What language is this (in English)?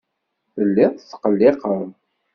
Kabyle